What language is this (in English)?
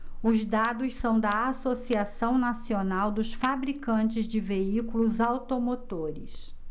Portuguese